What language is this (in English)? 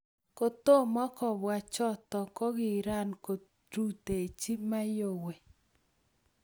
Kalenjin